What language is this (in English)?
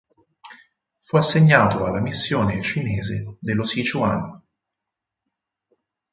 Italian